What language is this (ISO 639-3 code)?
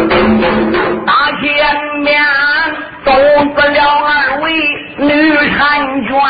zho